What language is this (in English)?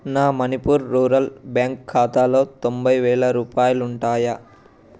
Telugu